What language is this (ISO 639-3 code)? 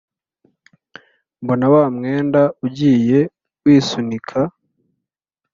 kin